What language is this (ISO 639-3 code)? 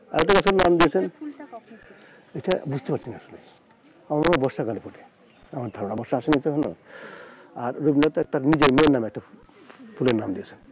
ben